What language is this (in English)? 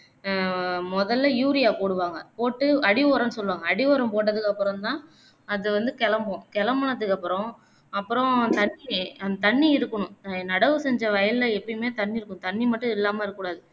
Tamil